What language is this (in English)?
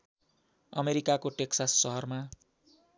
Nepali